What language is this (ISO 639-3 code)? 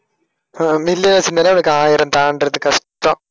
tam